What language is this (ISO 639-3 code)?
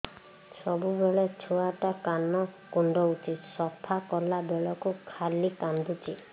ori